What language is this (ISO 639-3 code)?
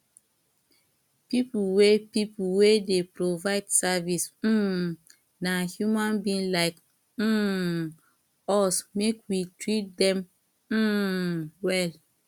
pcm